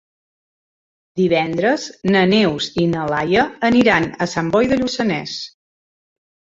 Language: Catalan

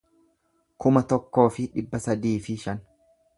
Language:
Oromo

